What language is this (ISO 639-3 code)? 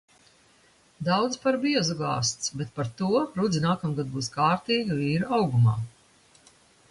lav